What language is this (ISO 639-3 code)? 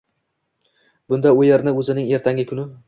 uzb